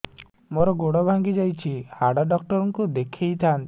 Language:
Odia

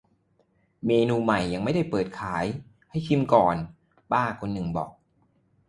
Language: Thai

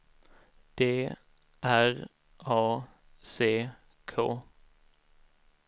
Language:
Swedish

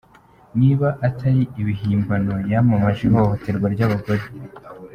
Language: Kinyarwanda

